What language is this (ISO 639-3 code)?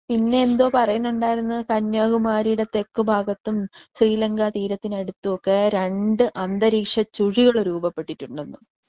mal